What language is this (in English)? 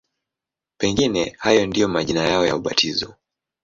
Swahili